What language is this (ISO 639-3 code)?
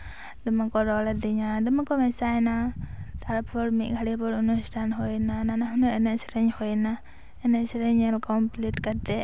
sat